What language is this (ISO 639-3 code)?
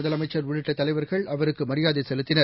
tam